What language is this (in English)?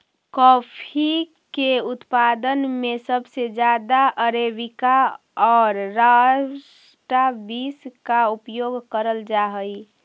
Magahi